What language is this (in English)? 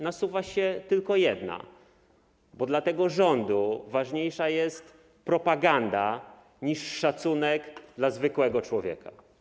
Polish